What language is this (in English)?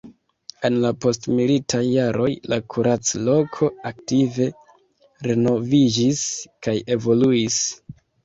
Esperanto